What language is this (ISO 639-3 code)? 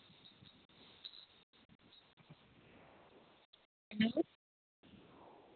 doi